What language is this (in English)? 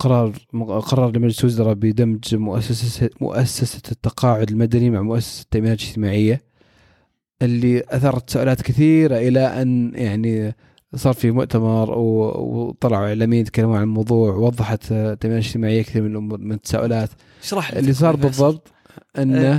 Arabic